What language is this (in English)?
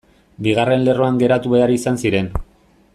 Basque